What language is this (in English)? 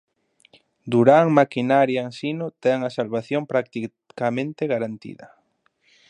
Galician